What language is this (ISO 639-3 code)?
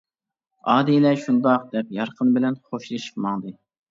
uig